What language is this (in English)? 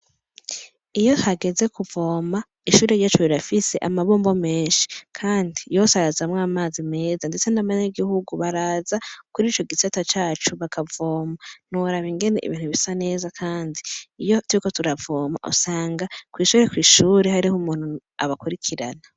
Rundi